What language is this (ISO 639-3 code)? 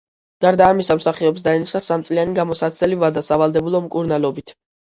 kat